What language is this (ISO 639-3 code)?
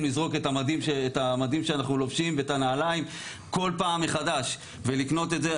heb